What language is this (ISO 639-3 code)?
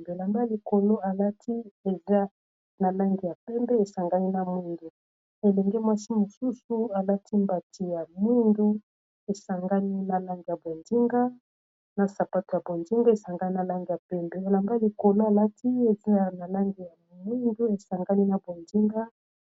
lin